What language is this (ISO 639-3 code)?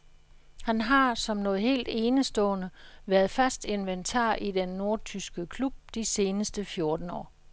dan